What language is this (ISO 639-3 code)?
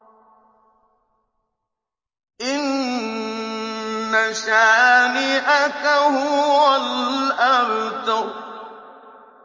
ara